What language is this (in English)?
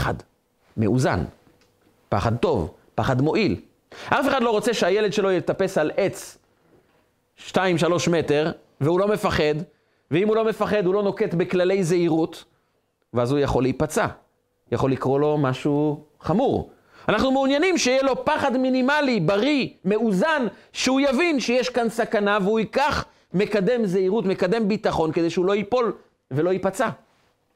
Hebrew